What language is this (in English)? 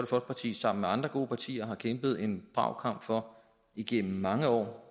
Danish